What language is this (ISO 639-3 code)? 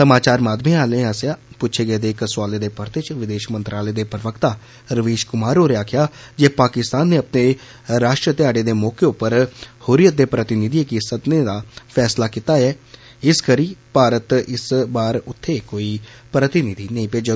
doi